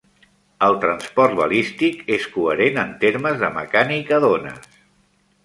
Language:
Catalan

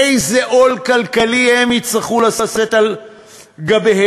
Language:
Hebrew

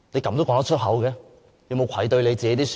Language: Cantonese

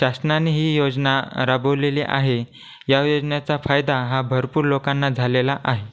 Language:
Marathi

